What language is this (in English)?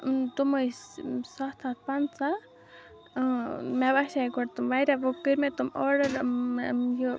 Kashmiri